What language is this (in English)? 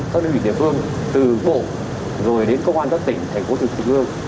Vietnamese